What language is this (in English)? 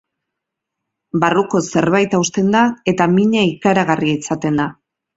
Basque